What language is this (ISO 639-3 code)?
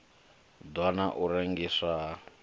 ven